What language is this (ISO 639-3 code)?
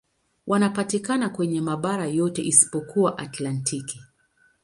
swa